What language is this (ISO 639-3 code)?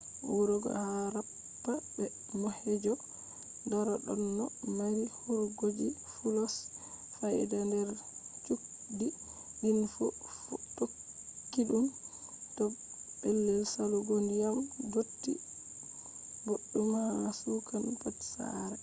ful